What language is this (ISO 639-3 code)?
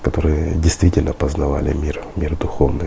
rus